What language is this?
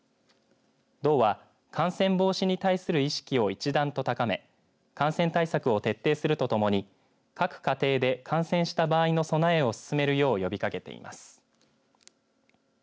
Japanese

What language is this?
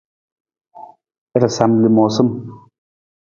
Nawdm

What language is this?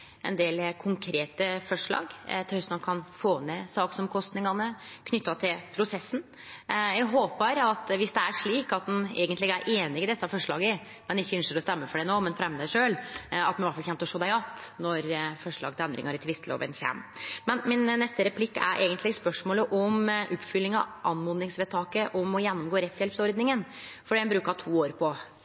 Norwegian Nynorsk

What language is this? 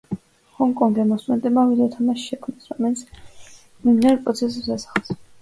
Georgian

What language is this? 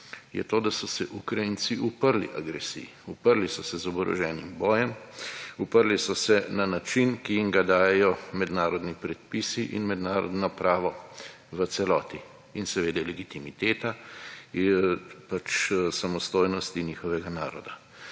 Slovenian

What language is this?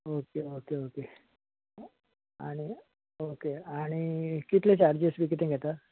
Konkani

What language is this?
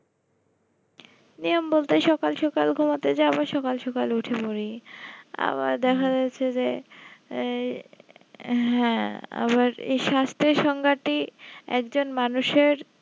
Bangla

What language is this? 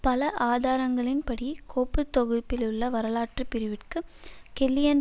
Tamil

